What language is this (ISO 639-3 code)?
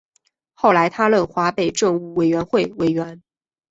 zho